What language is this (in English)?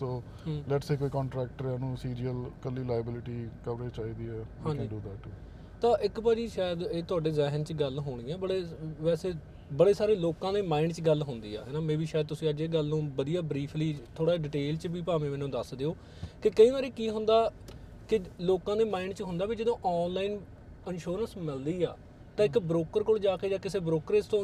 Punjabi